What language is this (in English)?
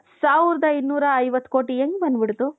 Kannada